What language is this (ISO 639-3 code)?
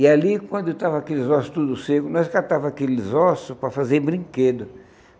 por